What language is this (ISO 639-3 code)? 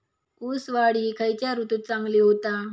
mar